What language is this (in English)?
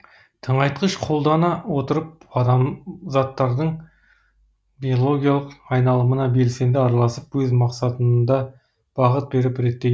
Kazakh